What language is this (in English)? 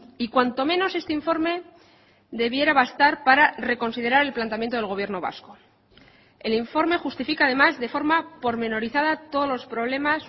Spanish